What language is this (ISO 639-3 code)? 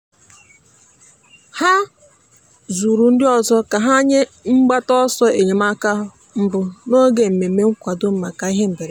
ibo